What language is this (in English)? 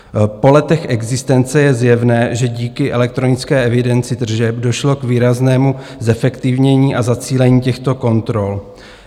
Czech